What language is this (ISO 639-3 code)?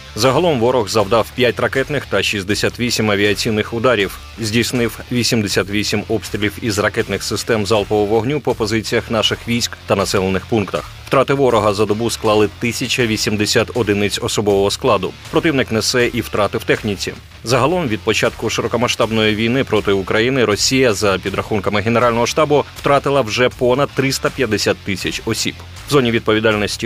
ukr